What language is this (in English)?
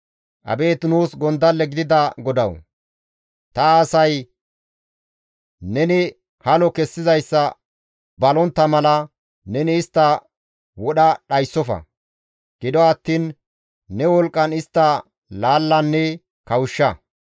Gamo